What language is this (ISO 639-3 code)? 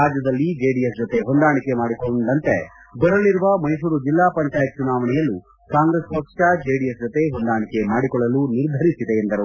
kan